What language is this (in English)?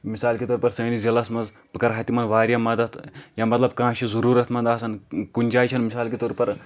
Kashmiri